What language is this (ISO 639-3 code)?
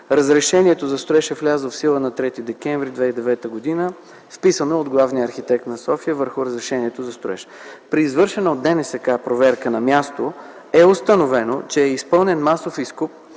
bul